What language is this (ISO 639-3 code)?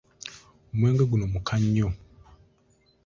lug